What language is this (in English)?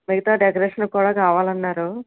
Telugu